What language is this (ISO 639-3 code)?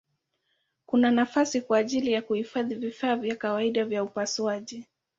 swa